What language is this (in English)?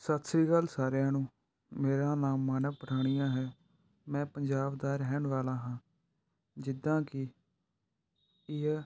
Punjabi